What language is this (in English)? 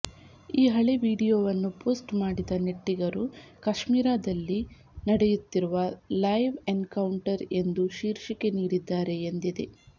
Kannada